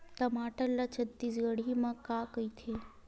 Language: Chhattisgarhi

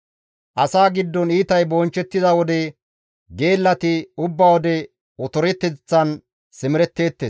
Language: Gamo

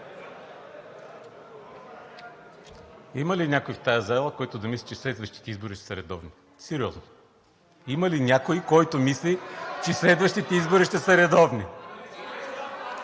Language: Bulgarian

